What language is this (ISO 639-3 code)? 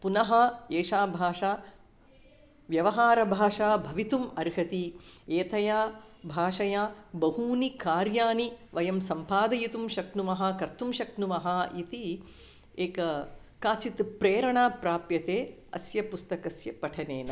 san